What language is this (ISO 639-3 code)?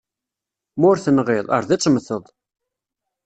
kab